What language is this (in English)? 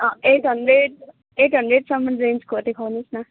Nepali